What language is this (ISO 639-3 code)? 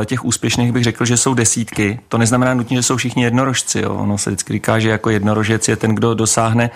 ces